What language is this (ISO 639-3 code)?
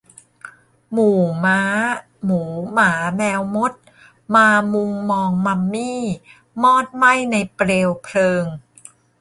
tha